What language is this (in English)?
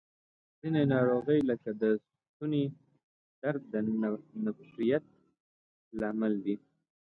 Pashto